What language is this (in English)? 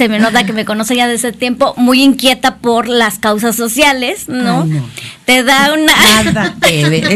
Spanish